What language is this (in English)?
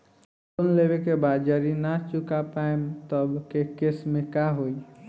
Bhojpuri